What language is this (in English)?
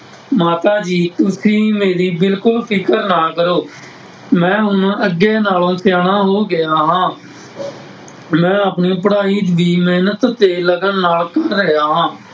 Punjabi